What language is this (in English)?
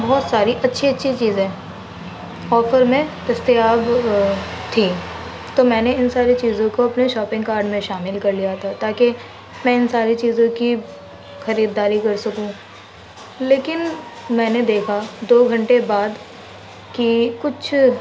Urdu